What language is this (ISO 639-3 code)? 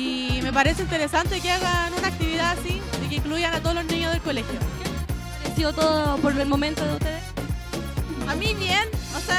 spa